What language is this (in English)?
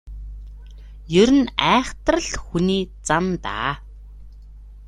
Mongolian